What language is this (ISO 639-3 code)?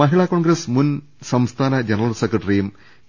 mal